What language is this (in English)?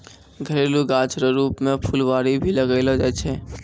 Maithili